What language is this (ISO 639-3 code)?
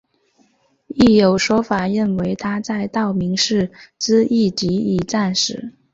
zho